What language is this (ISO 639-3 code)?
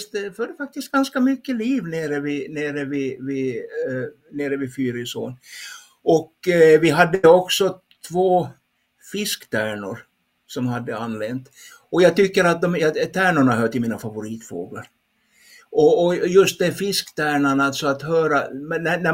swe